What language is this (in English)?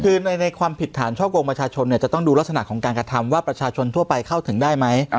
Thai